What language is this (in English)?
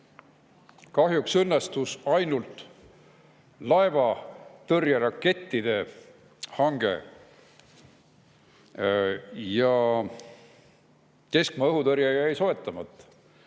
Estonian